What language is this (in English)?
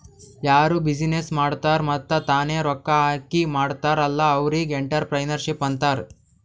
Kannada